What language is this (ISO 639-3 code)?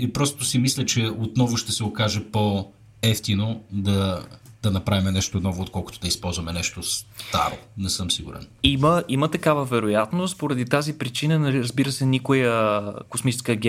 bul